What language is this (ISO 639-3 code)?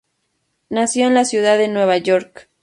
spa